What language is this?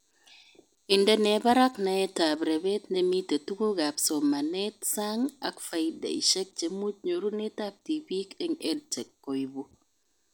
Kalenjin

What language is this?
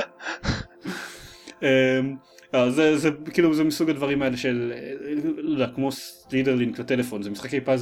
Hebrew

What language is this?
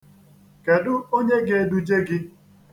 Igbo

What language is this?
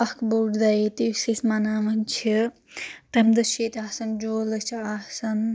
Kashmiri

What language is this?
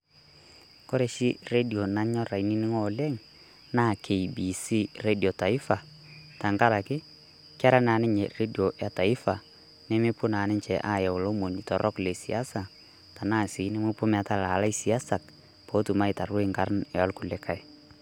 Masai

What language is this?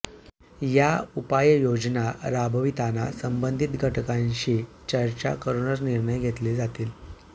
Marathi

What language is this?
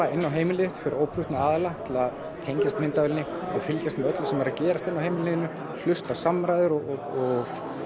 Icelandic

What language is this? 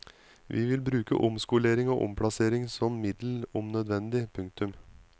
Norwegian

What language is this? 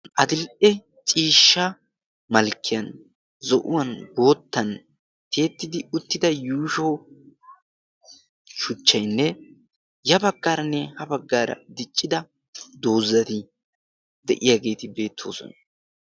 Wolaytta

